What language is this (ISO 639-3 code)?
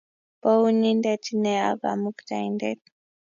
kln